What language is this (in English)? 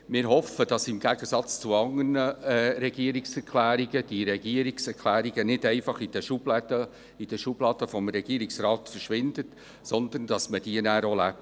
Swiss German